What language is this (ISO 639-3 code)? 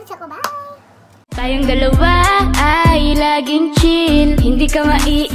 kor